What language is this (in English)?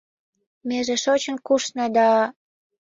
Mari